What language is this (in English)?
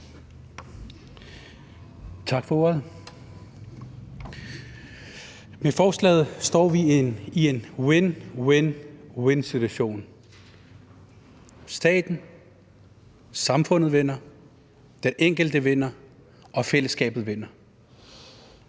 Danish